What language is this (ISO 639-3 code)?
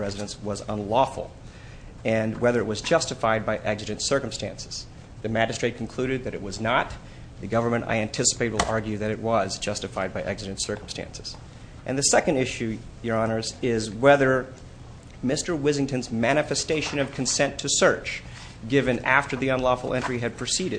eng